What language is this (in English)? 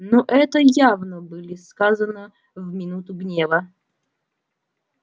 Russian